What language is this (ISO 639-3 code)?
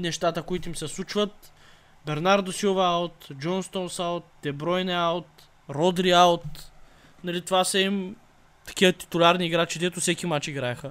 bul